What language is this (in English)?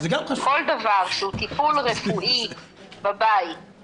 Hebrew